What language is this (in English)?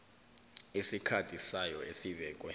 South Ndebele